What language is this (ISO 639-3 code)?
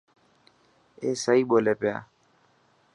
mki